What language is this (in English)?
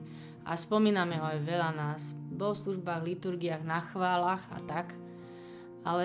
Slovak